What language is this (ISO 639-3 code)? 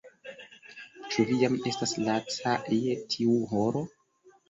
epo